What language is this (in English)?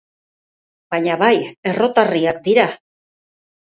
Basque